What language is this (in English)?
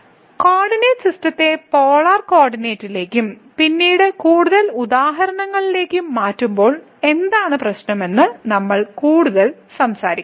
Malayalam